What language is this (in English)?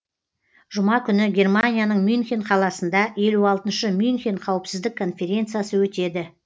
Kazakh